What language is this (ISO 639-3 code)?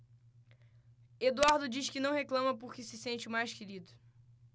por